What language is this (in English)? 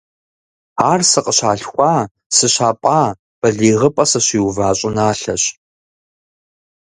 Kabardian